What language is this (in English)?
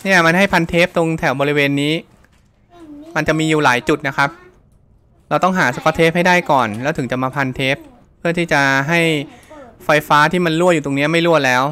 Thai